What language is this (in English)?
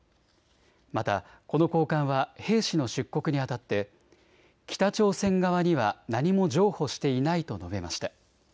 Japanese